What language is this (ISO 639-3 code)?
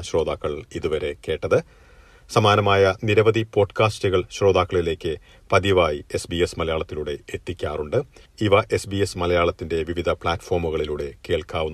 mal